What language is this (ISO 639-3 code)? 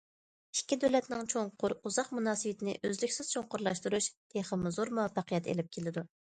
uig